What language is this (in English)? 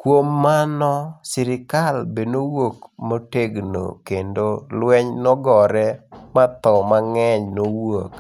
Luo (Kenya and Tanzania)